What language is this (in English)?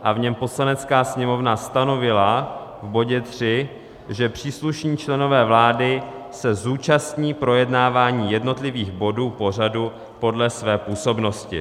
Czech